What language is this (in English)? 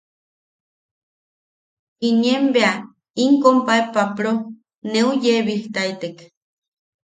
Yaqui